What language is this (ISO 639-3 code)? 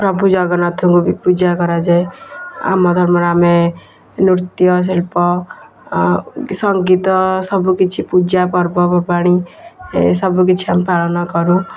ori